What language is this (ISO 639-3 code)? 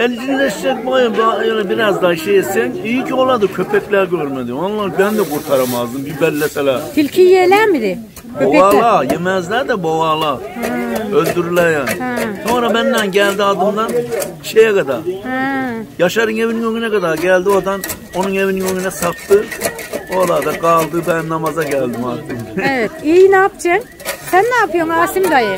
tur